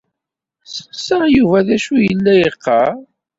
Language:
Kabyle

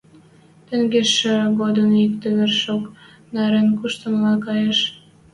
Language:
Western Mari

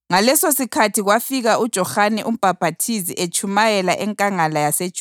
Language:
North Ndebele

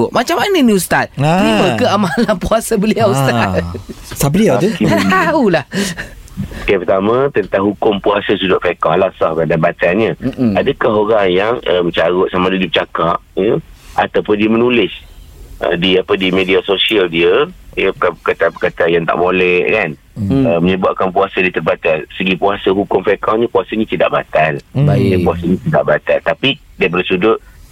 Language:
Malay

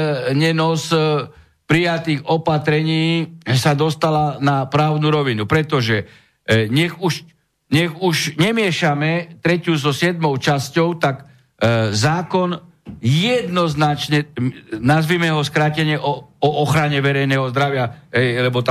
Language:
Slovak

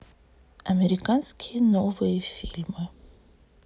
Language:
Russian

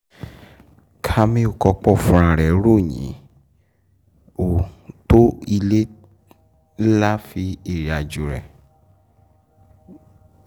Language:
Yoruba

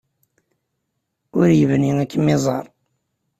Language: Kabyle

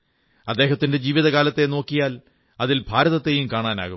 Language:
Malayalam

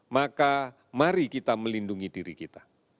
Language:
Indonesian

